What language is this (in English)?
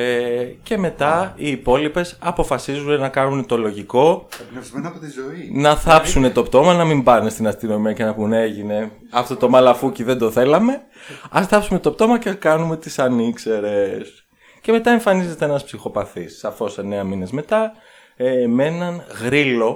Greek